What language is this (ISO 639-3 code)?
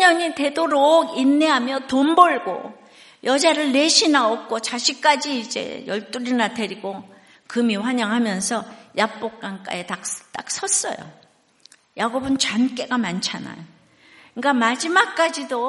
kor